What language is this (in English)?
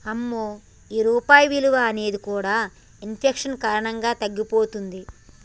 Telugu